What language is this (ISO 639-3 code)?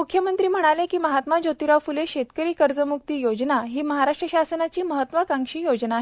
mar